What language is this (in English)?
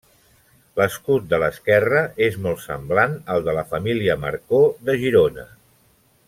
Catalan